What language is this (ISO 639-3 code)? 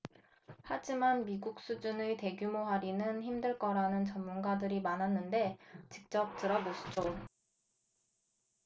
kor